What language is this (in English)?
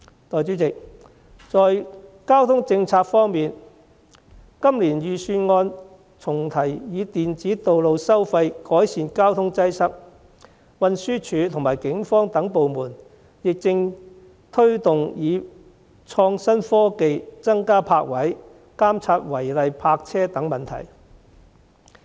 Cantonese